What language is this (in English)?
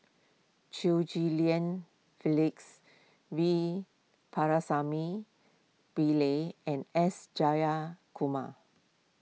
English